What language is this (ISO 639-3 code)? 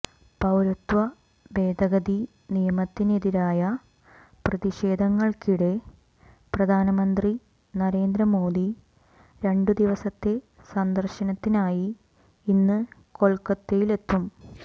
mal